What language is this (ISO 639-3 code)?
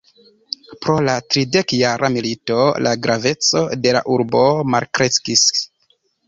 epo